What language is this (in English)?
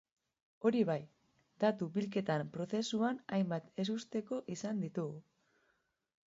Basque